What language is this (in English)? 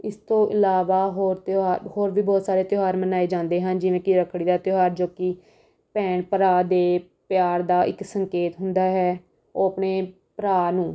Punjabi